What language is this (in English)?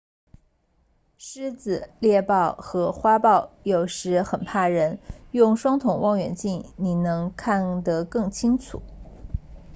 Chinese